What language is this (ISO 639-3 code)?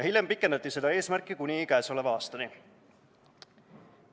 est